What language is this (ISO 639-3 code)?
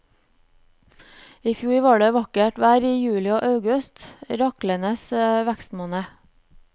nor